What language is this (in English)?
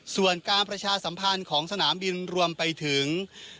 Thai